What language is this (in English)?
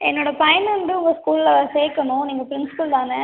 Tamil